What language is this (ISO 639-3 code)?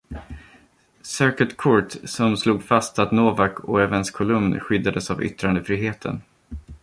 swe